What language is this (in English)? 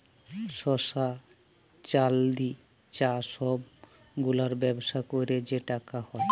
Bangla